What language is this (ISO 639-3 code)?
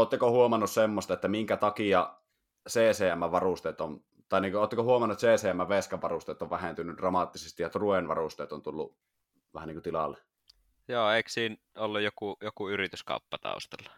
fin